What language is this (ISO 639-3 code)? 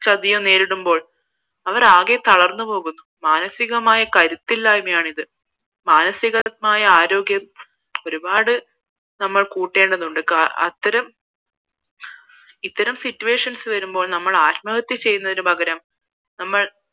mal